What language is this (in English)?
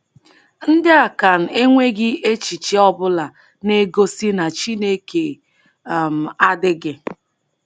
Igbo